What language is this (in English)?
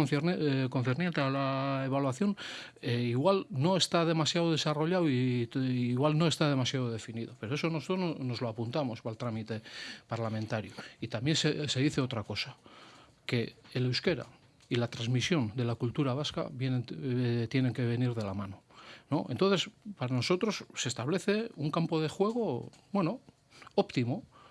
Spanish